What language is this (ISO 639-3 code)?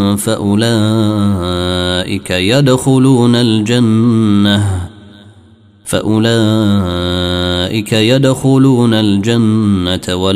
ara